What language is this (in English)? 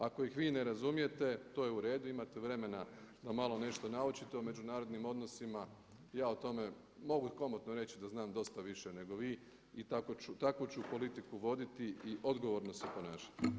Croatian